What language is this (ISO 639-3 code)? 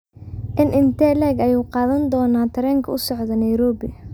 som